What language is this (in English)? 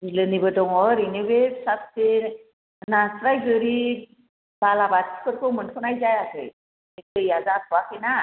Bodo